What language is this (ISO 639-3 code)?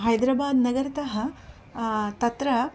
san